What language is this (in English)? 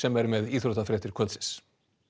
Icelandic